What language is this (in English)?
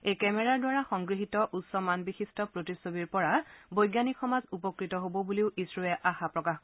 Assamese